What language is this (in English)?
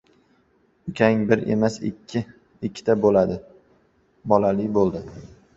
Uzbek